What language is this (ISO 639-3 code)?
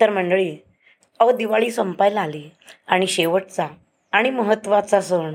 mar